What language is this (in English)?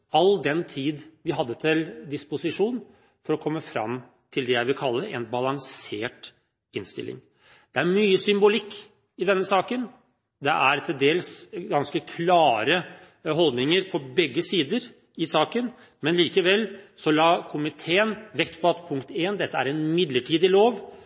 Norwegian Bokmål